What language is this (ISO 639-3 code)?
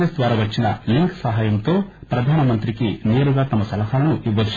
tel